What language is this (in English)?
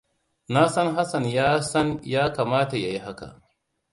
Hausa